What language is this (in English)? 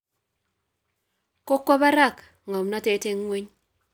Kalenjin